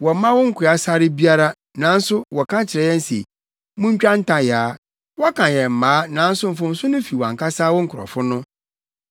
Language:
Akan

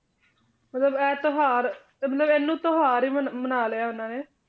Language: Punjabi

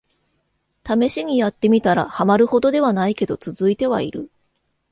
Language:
Japanese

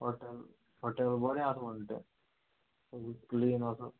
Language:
Konkani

